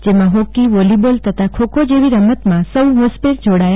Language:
Gujarati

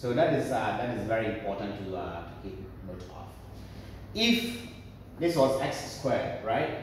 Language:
English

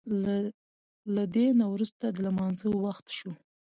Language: Pashto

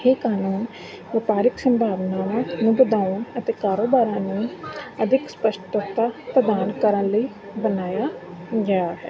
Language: Punjabi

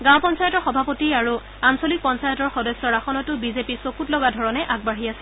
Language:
Assamese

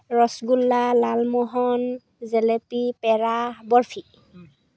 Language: Assamese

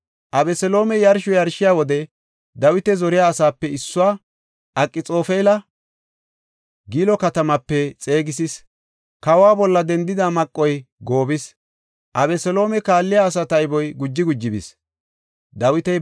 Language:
Gofa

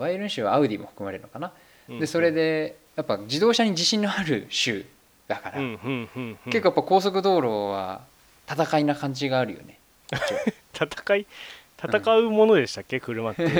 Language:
Japanese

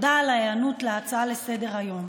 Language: Hebrew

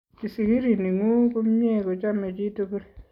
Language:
Kalenjin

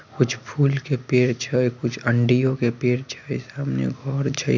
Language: Magahi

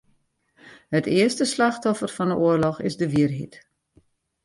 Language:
Western Frisian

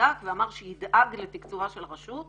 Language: Hebrew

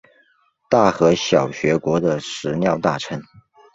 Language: Chinese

